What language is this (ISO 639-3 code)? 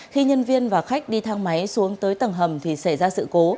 vie